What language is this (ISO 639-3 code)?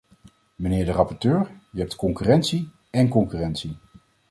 nld